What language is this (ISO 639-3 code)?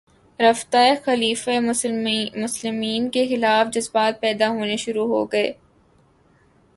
urd